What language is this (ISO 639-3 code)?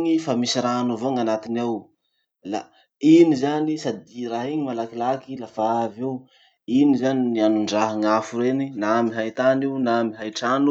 msh